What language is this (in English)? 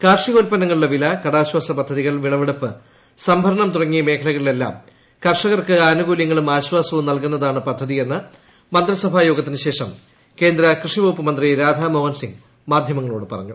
Malayalam